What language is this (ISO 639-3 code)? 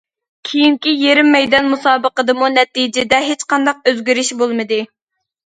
uig